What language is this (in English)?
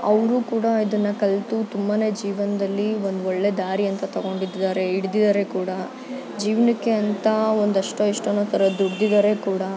Kannada